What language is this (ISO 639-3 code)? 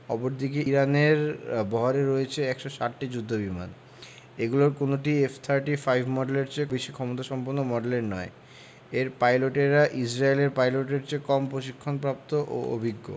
ben